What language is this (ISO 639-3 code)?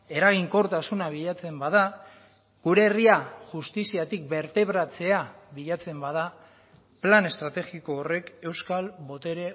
eus